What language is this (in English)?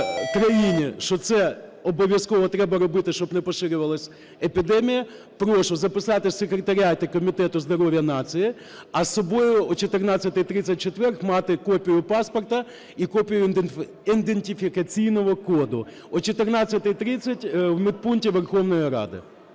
Ukrainian